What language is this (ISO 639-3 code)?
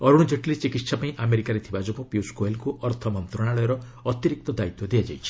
ori